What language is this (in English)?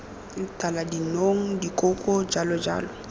Tswana